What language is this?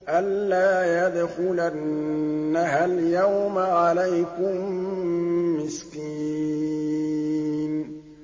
Arabic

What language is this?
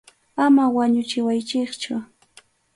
Arequipa-La Unión Quechua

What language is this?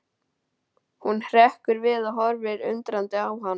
Icelandic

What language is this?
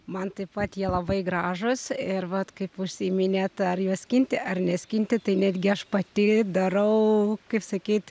Lithuanian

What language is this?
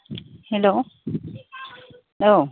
Bodo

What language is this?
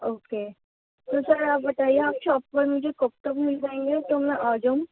Urdu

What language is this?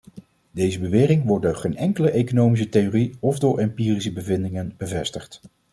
Dutch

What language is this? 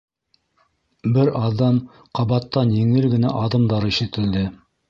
Bashkir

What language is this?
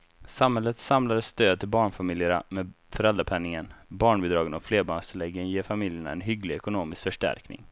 Swedish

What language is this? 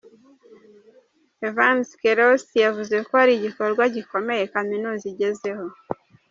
Kinyarwanda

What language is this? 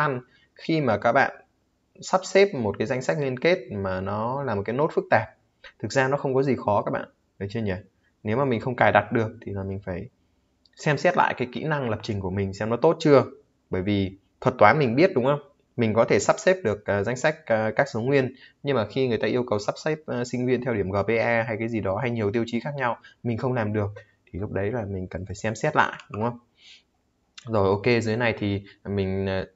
Vietnamese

